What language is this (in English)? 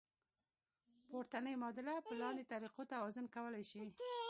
Pashto